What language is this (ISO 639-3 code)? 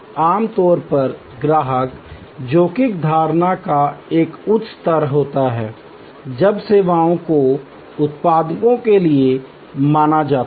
hin